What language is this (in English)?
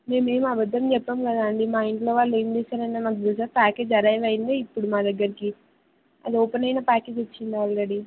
Telugu